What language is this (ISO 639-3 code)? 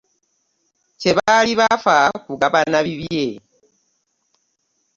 lug